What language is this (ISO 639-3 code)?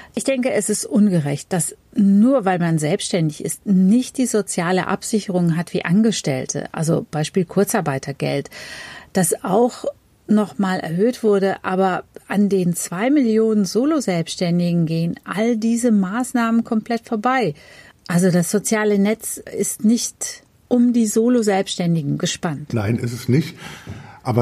deu